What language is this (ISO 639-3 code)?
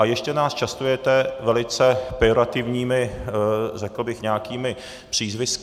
ces